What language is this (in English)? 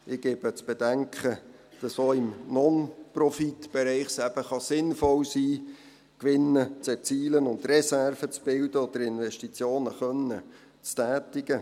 Swiss German